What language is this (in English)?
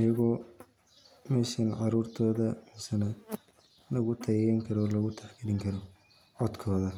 Somali